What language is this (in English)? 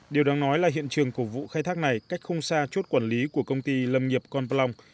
Vietnamese